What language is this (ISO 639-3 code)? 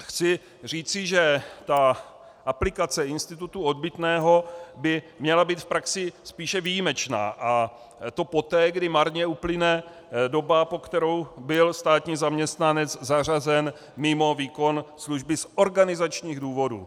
ces